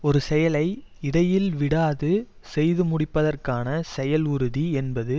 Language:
Tamil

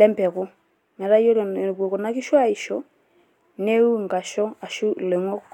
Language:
Masai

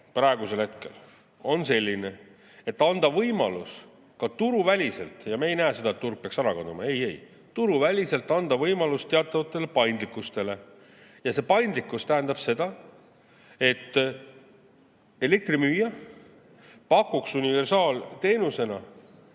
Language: Estonian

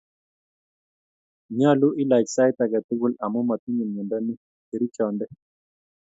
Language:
Kalenjin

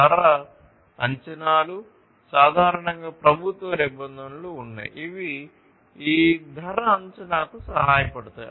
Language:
Telugu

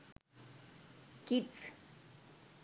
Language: Sinhala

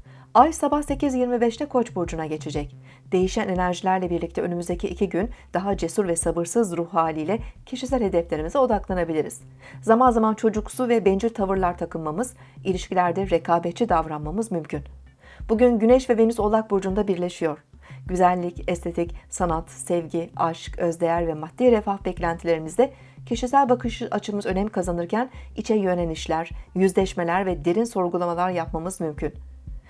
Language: Turkish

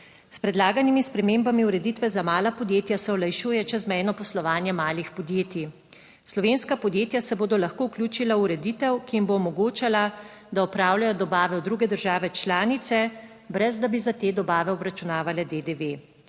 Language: Slovenian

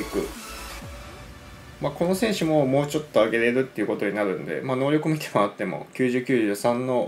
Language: Japanese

